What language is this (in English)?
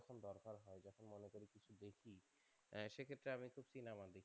Bangla